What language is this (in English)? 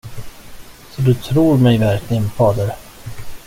Swedish